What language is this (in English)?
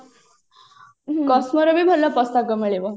Odia